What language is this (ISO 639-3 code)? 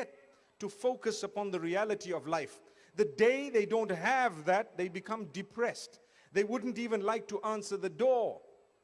ron